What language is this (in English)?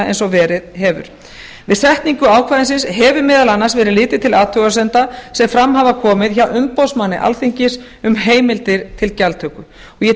Icelandic